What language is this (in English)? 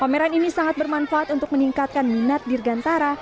Indonesian